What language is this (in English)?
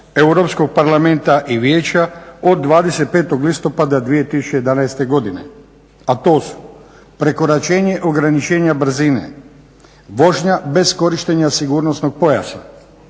Croatian